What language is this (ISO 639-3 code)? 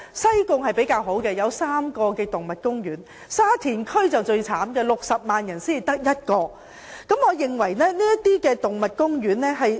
yue